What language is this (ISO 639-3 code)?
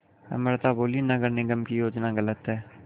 hin